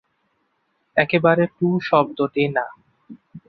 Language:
Bangla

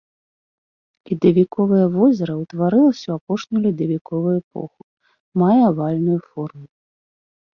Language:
Belarusian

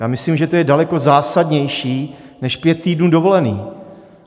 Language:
Czech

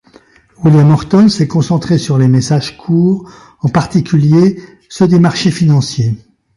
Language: French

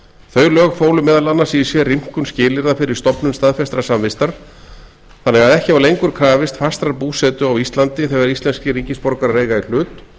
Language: Icelandic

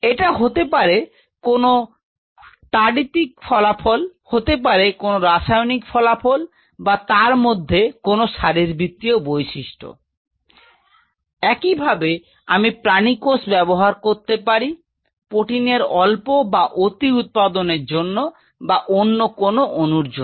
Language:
Bangla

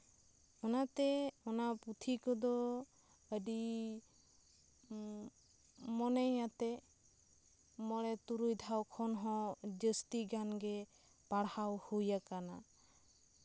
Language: Santali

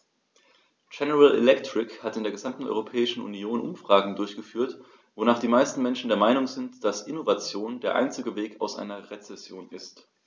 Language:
German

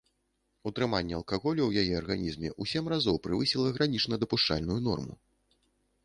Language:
Belarusian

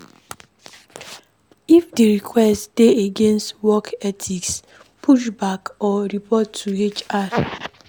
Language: Nigerian Pidgin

